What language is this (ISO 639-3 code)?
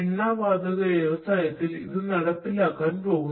mal